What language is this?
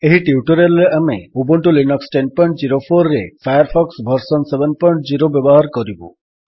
Odia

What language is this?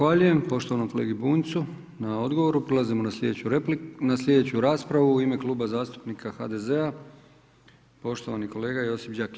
Croatian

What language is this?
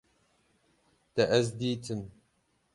Kurdish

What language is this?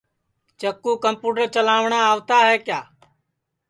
Sansi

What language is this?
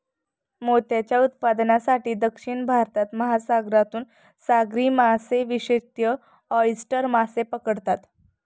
Marathi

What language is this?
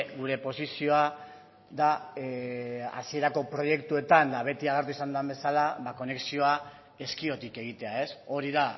Basque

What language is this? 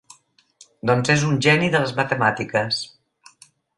Catalan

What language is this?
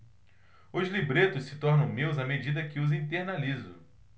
Portuguese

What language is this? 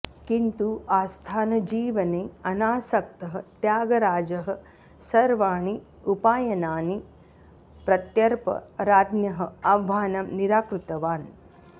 Sanskrit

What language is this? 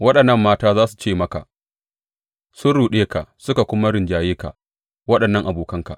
Hausa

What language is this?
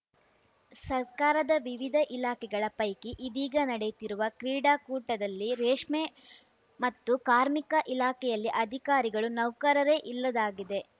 Kannada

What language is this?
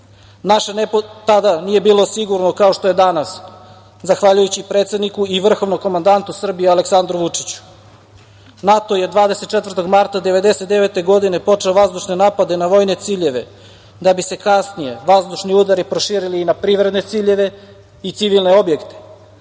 Serbian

